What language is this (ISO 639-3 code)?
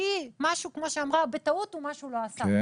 heb